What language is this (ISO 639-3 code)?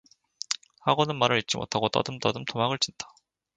kor